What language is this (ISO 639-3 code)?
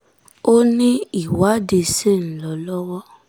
yor